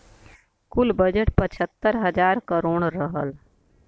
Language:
Bhojpuri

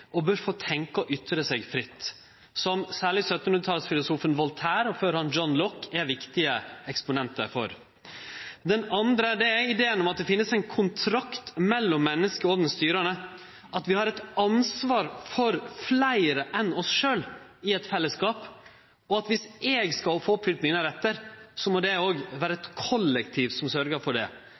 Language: Norwegian Nynorsk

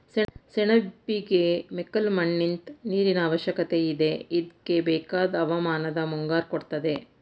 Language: Kannada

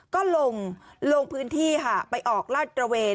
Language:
Thai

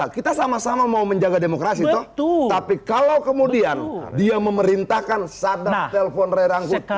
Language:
Indonesian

